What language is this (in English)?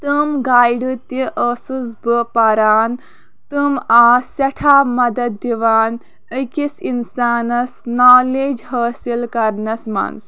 Kashmiri